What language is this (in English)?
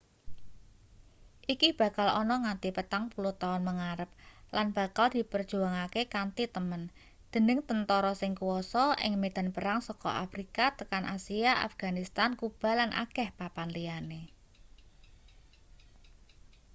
Javanese